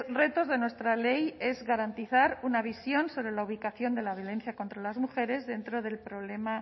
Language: Spanish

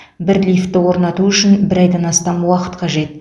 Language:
Kazakh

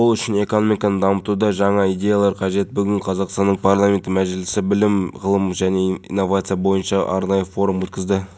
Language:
Kazakh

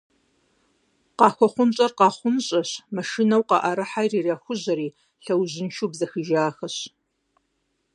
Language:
Kabardian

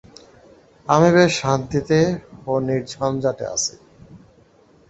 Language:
Bangla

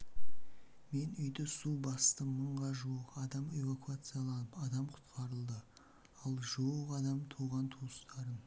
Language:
Kazakh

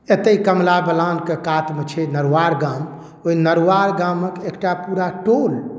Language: Maithili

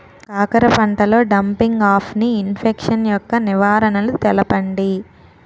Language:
Telugu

